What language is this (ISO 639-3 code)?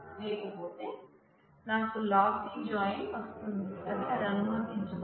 tel